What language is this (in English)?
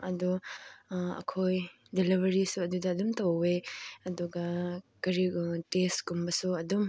Manipuri